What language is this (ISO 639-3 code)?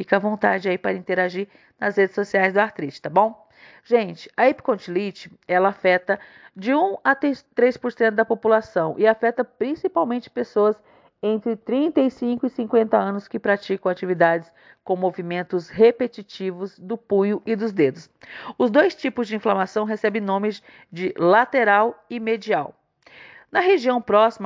por